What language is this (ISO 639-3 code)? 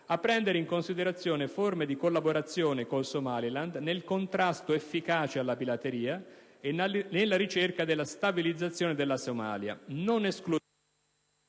ita